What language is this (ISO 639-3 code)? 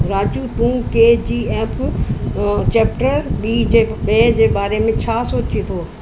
snd